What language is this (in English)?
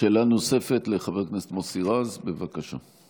Hebrew